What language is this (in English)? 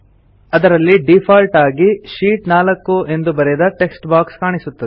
Kannada